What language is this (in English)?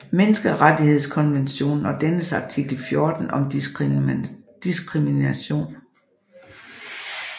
Danish